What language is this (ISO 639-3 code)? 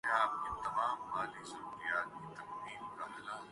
urd